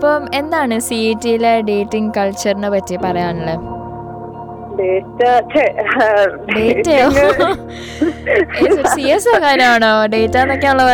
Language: Malayalam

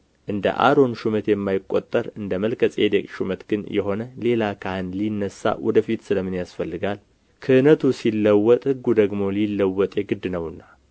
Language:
Amharic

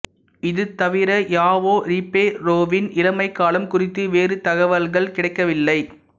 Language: Tamil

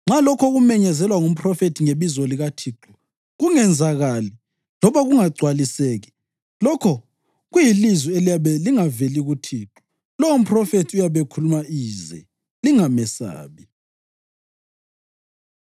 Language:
North Ndebele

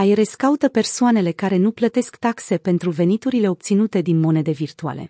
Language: Romanian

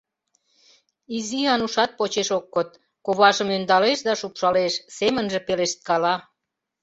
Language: Mari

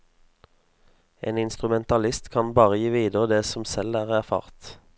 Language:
Norwegian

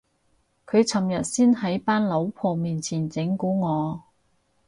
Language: Cantonese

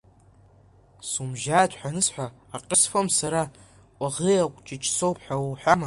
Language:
Abkhazian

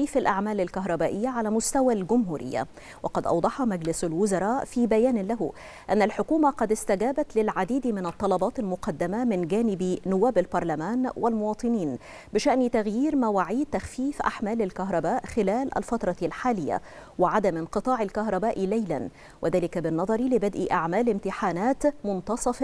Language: Arabic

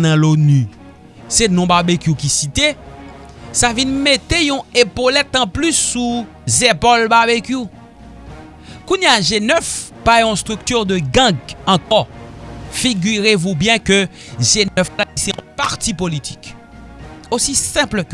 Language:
French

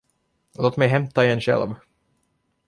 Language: Swedish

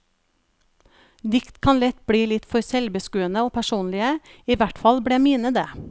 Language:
Norwegian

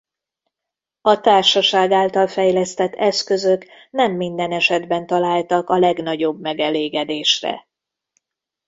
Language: Hungarian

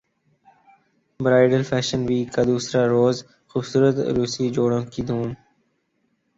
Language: Urdu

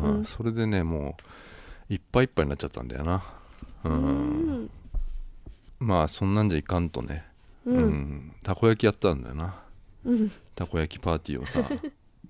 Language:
Japanese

